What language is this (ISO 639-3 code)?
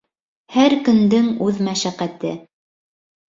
bak